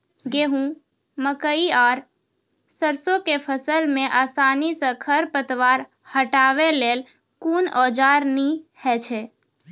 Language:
Maithili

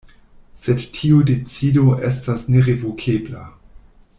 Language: Esperanto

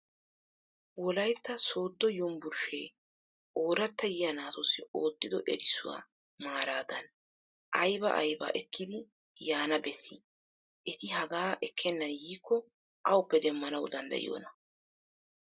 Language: Wolaytta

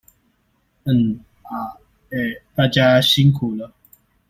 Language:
Chinese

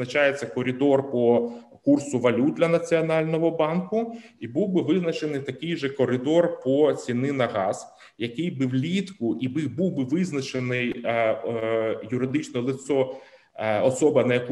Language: Ukrainian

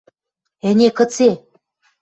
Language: Western Mari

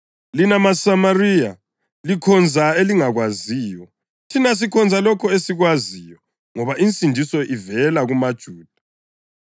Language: North Ndebele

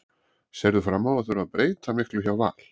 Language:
Icelandic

